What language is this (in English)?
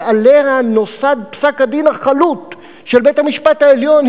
Hebrew